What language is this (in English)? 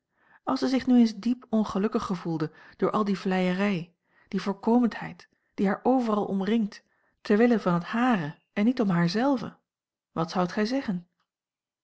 Dutch